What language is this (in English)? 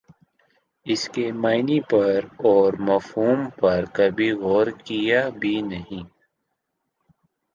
Urdu